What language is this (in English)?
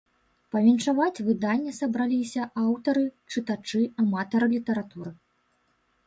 Belarusian